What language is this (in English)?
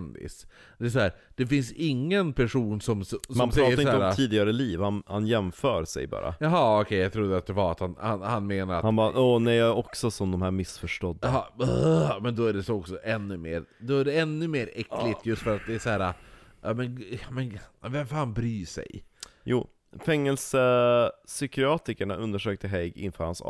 Swedish